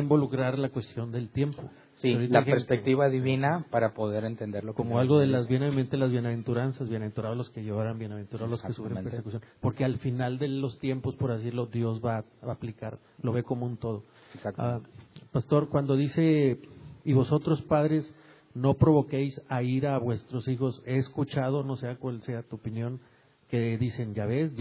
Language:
Spanish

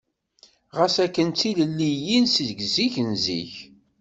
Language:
Kabyle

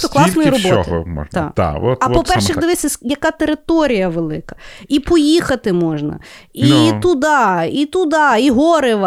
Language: Ukrainian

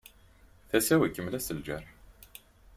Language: Kabyle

